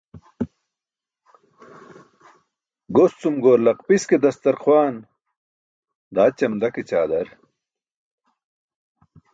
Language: Burushaski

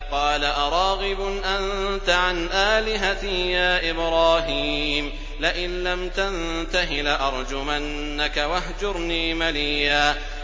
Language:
Arabic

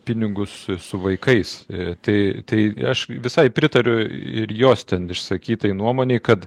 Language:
Lithuanian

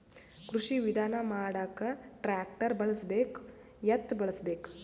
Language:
Kannada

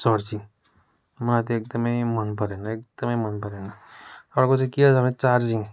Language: Nepali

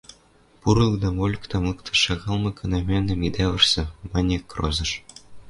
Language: Western Mari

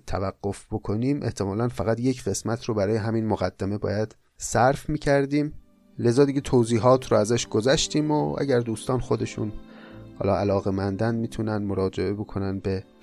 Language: Persian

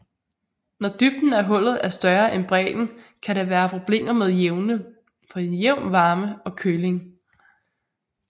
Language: Danish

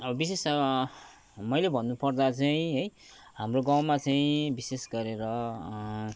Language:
Nepali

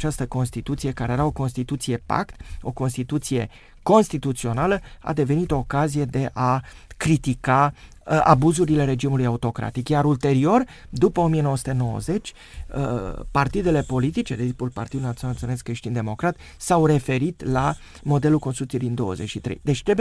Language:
Romanian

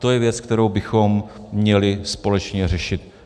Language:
Czech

